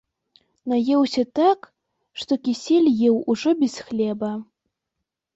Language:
Belarusian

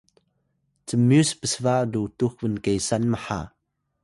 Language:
Atayal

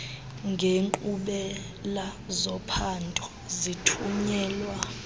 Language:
Xhosa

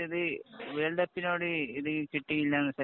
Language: Malayalam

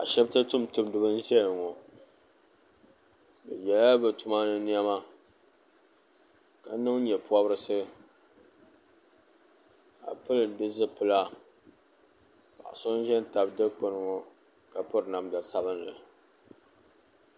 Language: Dagbani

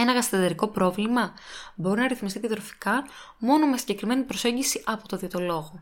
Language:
Greek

